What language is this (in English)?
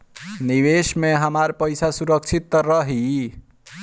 Bhojpuri